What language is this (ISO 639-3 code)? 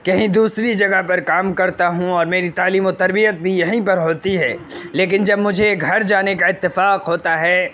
urd